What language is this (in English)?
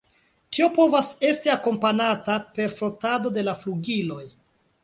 Esperanto